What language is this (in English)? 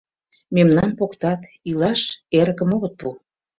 Mari